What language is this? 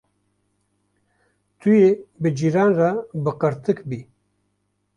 Kurdish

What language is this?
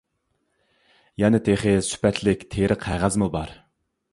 Uyghur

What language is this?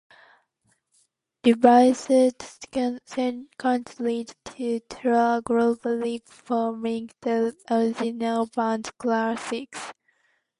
English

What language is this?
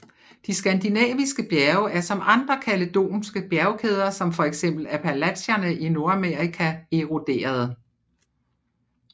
Danish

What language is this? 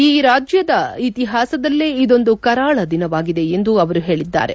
Kannada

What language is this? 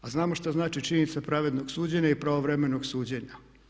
Croatian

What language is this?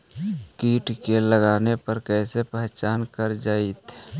Magahi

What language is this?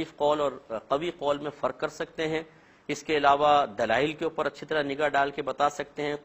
Urdu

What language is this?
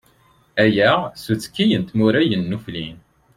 Kabyle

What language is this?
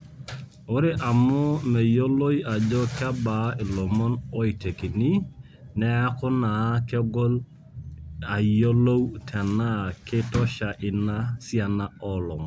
Masai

